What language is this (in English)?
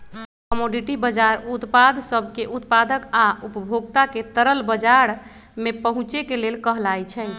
Magahi